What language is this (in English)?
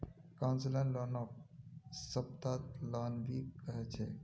Magahi